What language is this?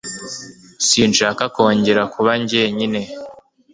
Kinyarwanda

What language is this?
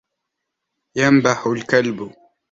Arabic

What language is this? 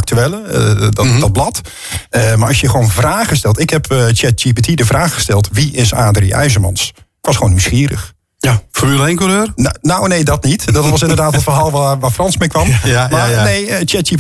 Dutch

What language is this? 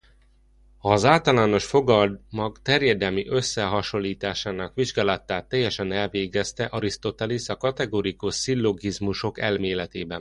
Hungarian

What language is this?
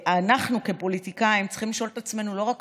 Hebrew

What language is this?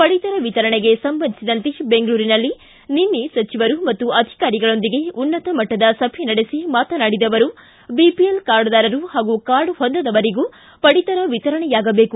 Kannada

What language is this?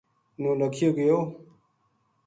Gujari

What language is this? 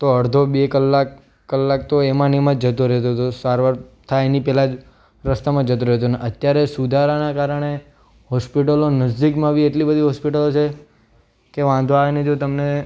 Gujarati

